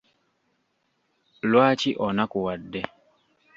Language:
Ganda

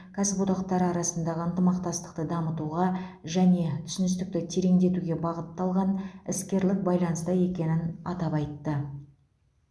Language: Kazakh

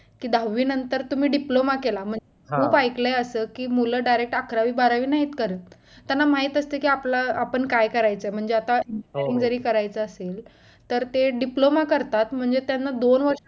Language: Marathi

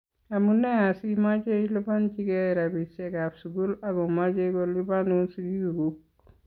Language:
Kalenjin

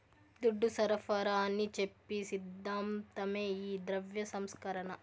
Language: Telugu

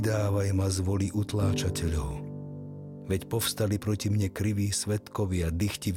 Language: Slovak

